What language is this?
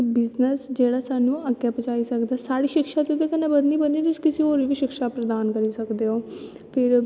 Dogri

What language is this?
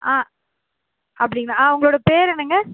Tamil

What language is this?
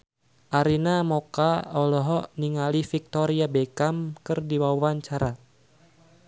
Sundanese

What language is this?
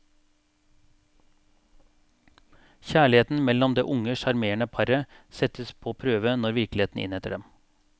Norwegian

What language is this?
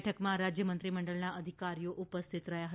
Gujarati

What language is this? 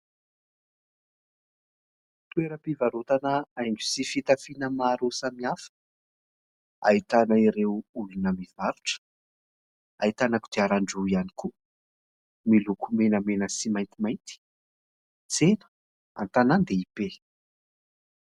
Malagasy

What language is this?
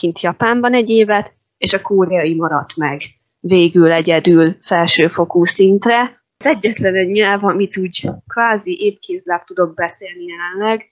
Hungarian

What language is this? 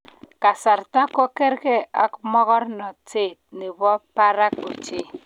Kalenjin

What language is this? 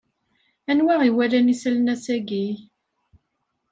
Kabyle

